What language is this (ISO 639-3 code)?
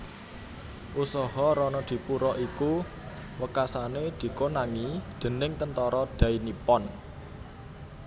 jav